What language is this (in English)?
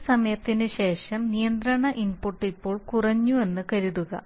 Malayalam